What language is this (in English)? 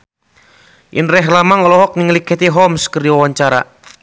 Sundanese